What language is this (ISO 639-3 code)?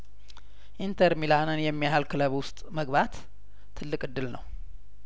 amh